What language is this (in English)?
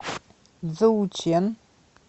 Russian